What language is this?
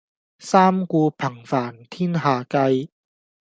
Cantonese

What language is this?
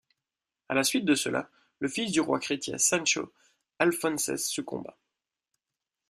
French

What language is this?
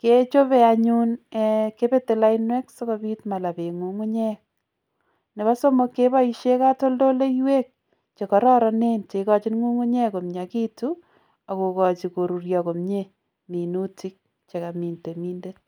Kalenjin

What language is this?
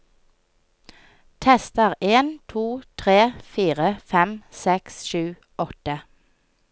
Norwegian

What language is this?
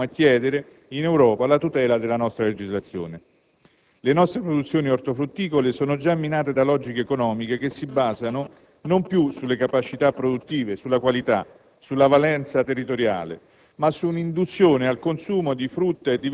Italian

